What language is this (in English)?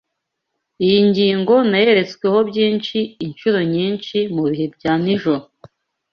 Kinyarwanda